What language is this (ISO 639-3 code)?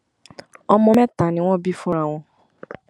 yor